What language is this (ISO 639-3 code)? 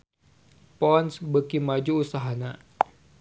sun